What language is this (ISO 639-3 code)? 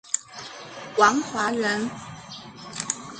zho